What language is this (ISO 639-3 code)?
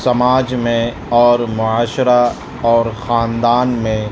urd